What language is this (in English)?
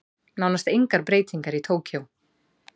Icelandic